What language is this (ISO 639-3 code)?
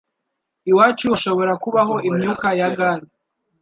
kin